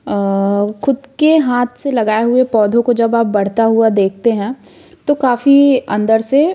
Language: Hindi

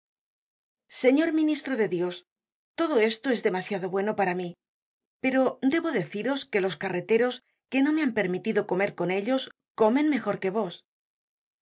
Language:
Spanish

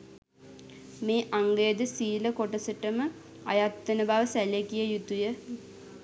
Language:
Sinhala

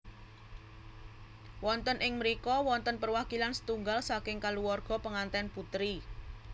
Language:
Javanese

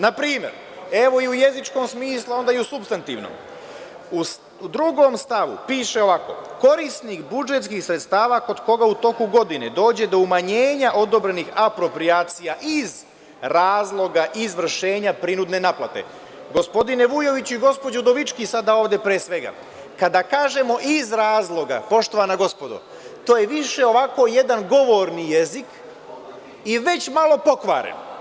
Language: Serbian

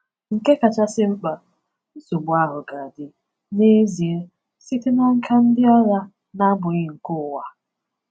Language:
Igbo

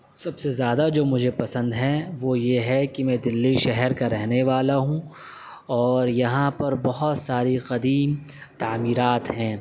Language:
Urdu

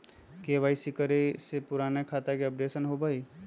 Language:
Magahi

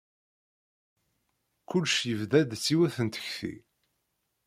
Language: Kabyle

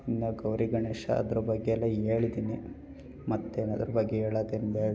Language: Kannada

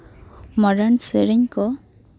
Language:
Santali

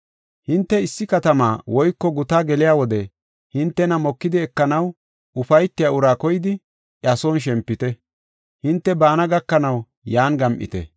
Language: Gofa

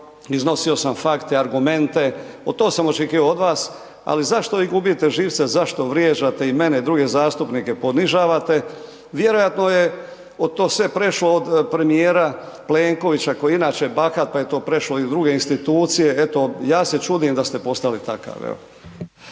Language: Croatian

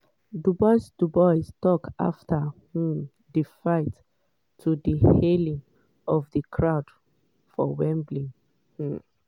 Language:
Nigerian Pidgin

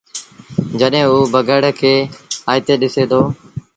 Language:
Sindhi Bhil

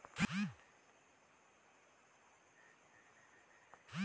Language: Chhattisgarhi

